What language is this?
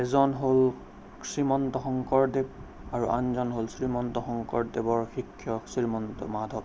Assamese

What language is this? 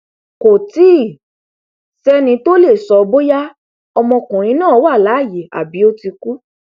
Yoruba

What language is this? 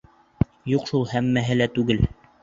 Bashkir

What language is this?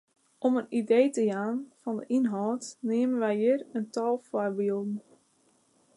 Western Frisian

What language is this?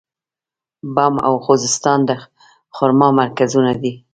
Pashto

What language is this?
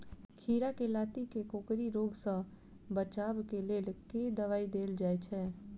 Maithili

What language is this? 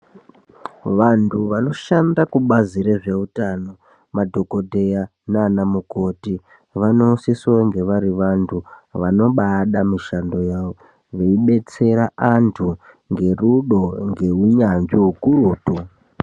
Ndau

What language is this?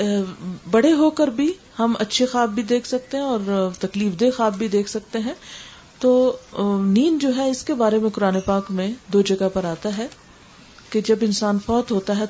Urdu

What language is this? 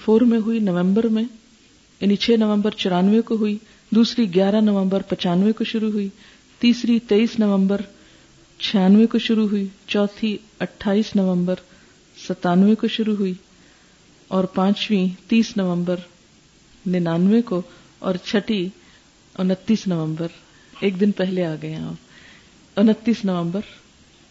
Urdu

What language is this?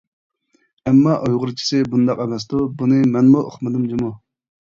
Uyghur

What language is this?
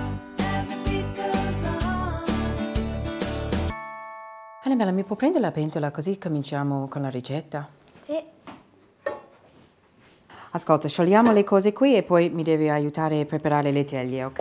Italian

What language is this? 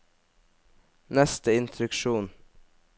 Norwegian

